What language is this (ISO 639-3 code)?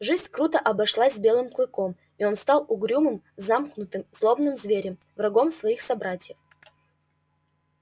rus